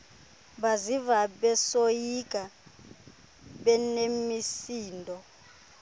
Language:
Xhosa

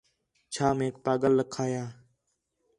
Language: Khetrani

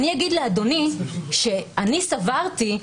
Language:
Hebrew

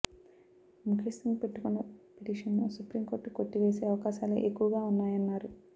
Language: Telugu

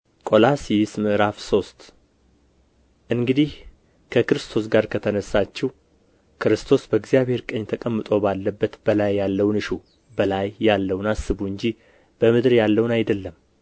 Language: Amharic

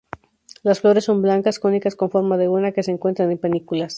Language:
Spanish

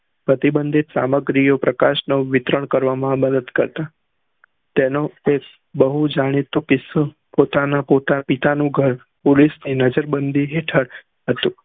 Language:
Gujarati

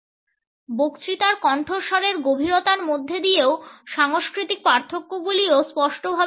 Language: Bangla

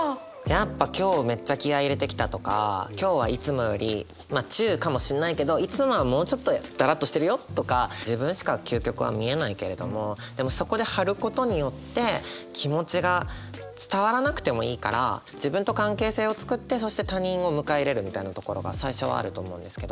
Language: Japanese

